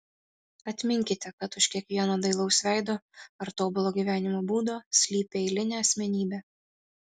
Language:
Lithuanian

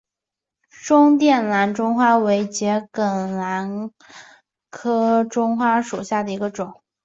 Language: Chinese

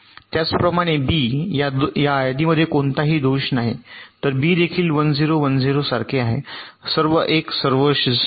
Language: Marathi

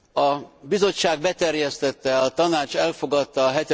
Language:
Hungarian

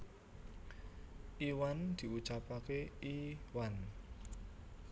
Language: Javanese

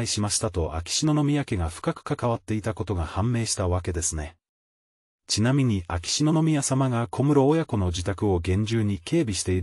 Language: Japanese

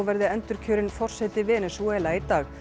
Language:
Icelandic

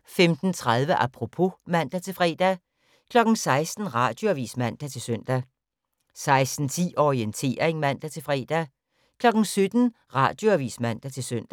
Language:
Danish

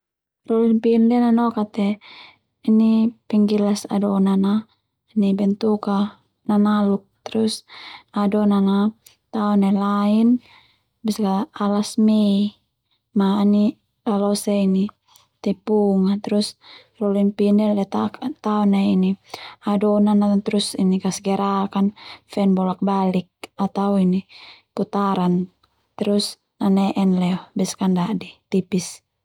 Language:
Termanu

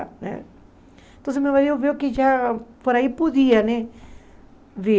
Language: Portuguese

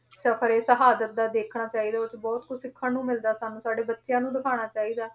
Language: Punjabi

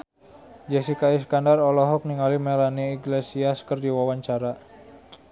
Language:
Sundanese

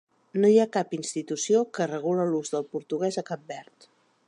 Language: Catalan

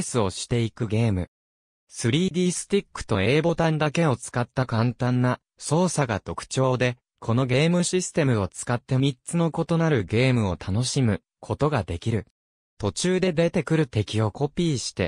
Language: Japanese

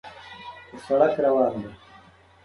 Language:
Pashto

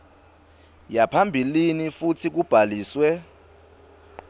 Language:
Swati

